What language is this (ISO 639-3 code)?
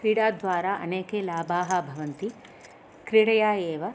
san